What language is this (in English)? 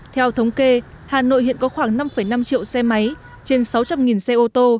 Vietnamese